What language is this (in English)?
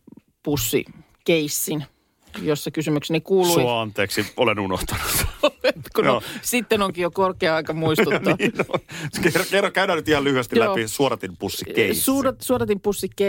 Finnish